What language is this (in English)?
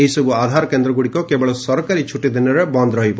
Odia